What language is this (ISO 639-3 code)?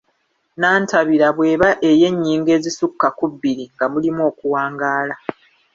lug